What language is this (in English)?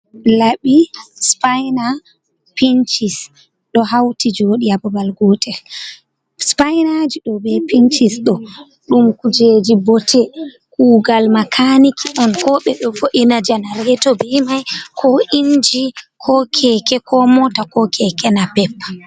Fula